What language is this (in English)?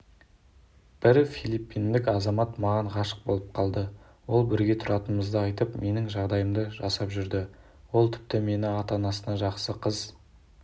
Kazakh